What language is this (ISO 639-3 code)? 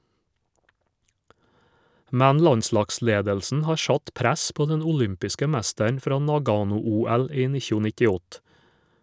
nor